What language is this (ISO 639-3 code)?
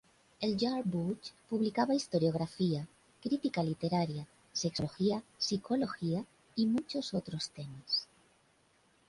spa